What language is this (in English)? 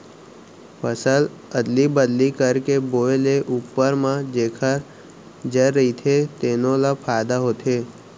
Chhattisgarhi